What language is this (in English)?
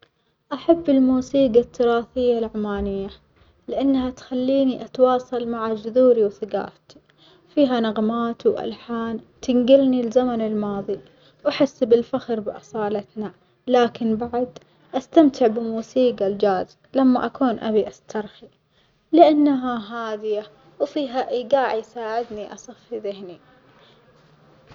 Omani Arabic